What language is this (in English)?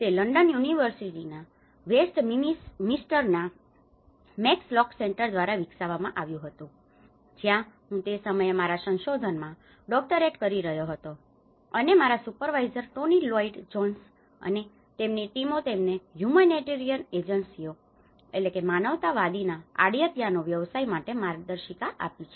Gujarati